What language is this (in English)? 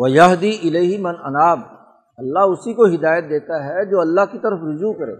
Urdu